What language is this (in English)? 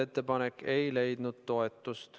Estonian